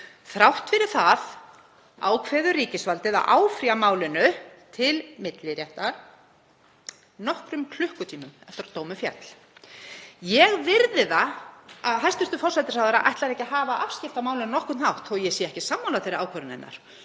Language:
Icelandic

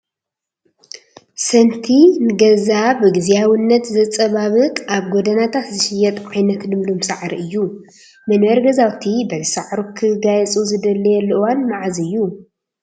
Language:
Tigrinya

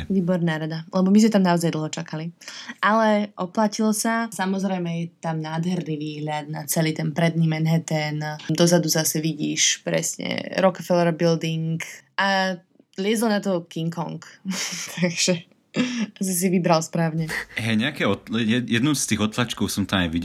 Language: Slovak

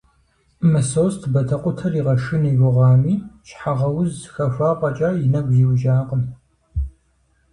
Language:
Kabardian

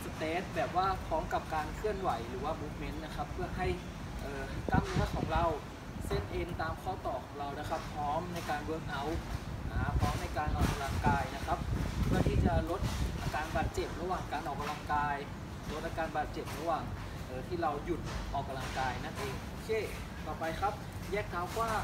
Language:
Thai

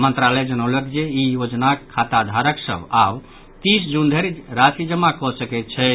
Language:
Maithili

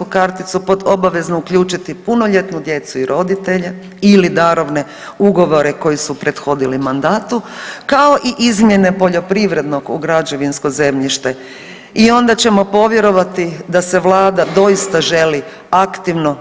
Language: Croatian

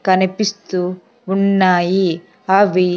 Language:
Telugu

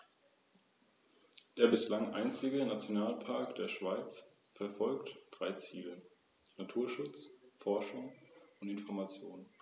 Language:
German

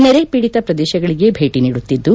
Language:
Kannada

